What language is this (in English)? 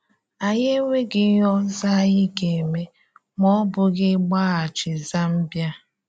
Igbo